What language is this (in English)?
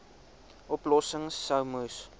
Afrikaans